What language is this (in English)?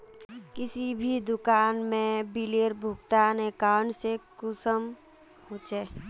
Magahi